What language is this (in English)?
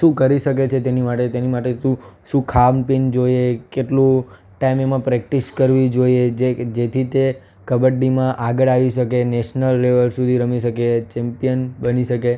Gujarati